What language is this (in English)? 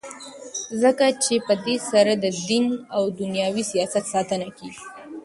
Pashto